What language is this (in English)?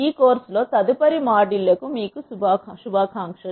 Telugu